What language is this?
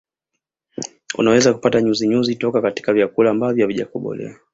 Swahili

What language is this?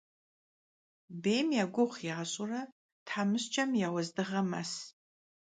Kabardian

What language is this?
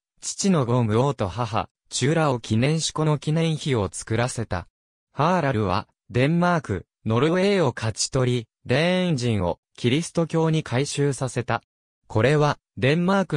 Japanese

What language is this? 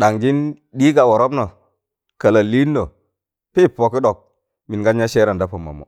Tangale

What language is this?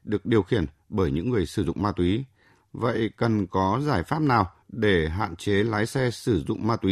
Vietnamese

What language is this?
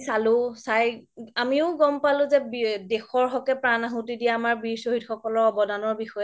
Assamese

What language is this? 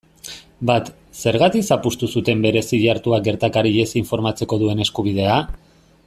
Basque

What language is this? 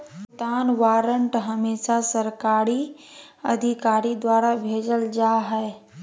Magahi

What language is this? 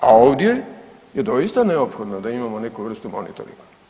Croatian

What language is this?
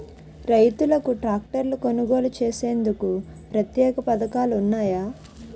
Telugu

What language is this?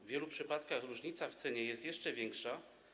Polish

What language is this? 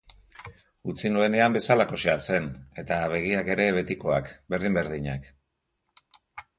Basque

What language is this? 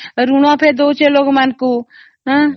Odia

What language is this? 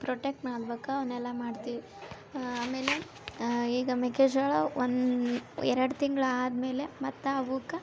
Kannada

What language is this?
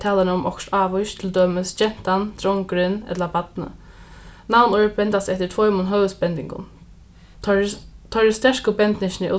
Faroese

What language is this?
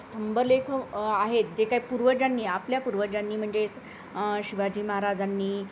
Marathi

